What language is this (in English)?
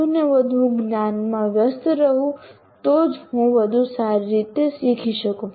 Gujarati